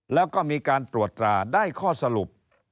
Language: Thai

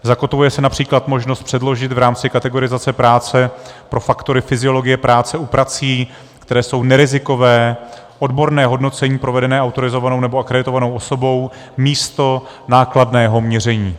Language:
Czech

